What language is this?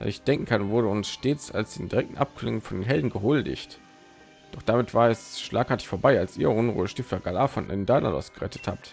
German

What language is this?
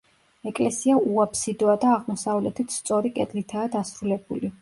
Georgian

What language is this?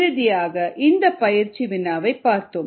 Tamil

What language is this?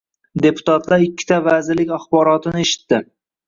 Uzbek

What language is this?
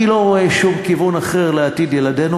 Hebrew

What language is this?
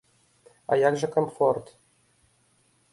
Belarusian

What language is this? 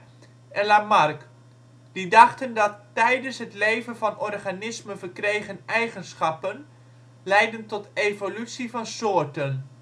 Dutch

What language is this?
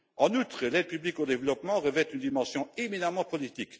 French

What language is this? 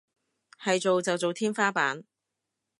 Cantonese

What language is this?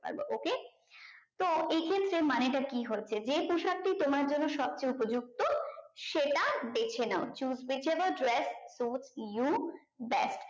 Bangla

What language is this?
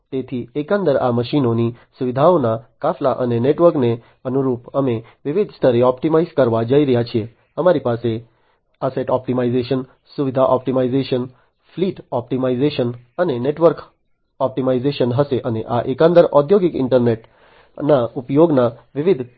Gujarati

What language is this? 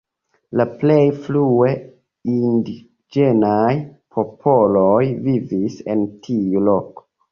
Esperanto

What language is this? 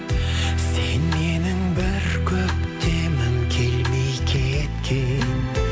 Kazakh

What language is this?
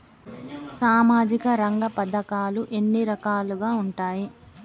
Telugu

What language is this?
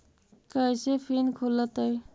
Magahi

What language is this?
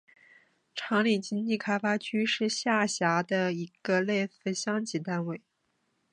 Chinese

